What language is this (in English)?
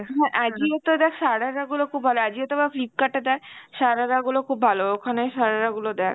Bangla